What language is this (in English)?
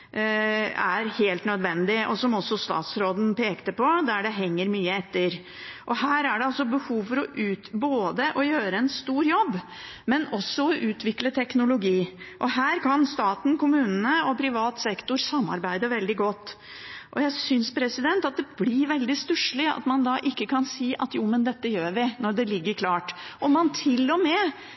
Norwegian Bokmål